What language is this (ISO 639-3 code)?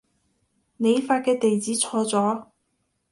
yue